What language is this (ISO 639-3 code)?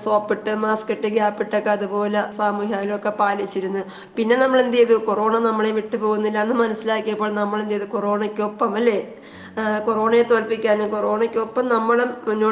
mal